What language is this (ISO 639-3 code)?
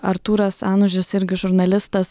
lit